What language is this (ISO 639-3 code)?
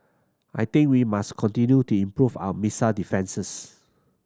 eng